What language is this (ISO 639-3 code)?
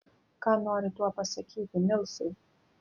lit